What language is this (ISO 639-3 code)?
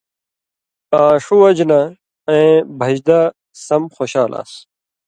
mvy